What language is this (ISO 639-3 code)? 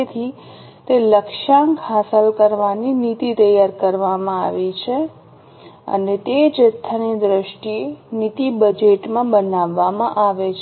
guj